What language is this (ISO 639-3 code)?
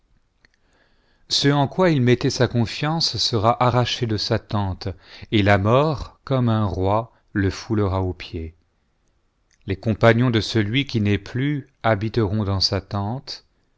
fra